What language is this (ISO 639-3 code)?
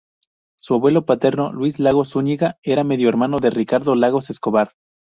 spa